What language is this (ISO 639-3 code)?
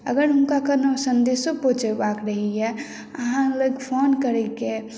mai